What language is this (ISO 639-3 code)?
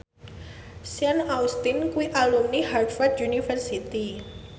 jav